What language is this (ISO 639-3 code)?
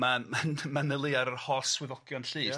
cym